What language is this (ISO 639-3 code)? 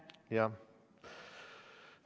est